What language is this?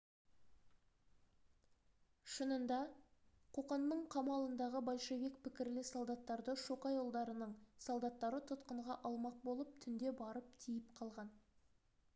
Kazakh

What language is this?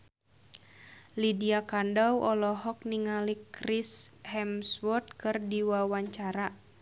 Sundanese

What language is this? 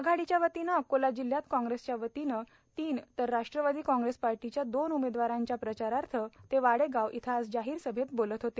Marathi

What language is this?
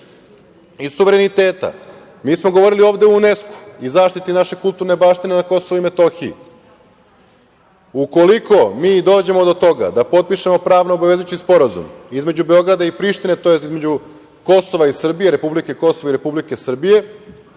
Serbian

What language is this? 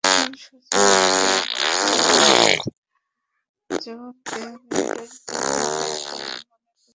Bangla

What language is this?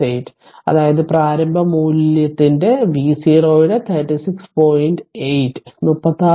Malayalam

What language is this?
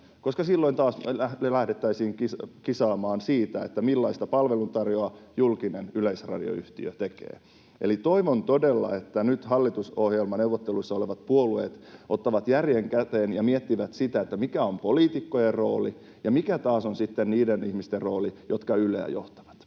Finnish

